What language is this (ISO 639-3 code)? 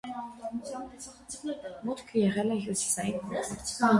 hye